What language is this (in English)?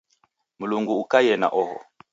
Taita